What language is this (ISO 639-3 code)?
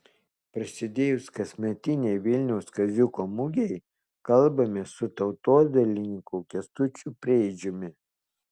lit